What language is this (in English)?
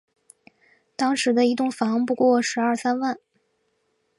Chinese